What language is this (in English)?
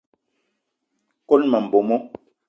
Eton (Cameroon)